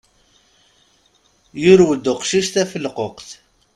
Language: Kabyle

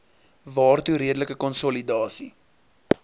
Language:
Afrikaans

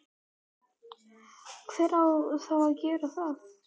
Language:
Icelandic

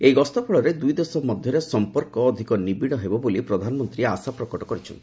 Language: Odia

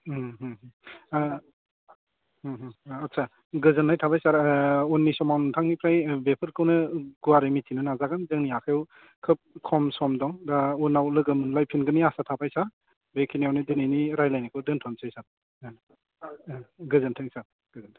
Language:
Bodo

